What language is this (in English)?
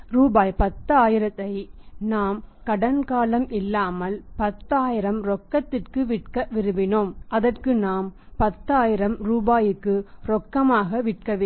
Tamil